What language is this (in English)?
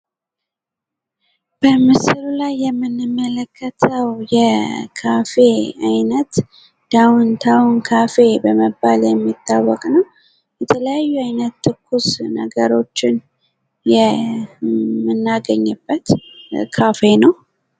Amharic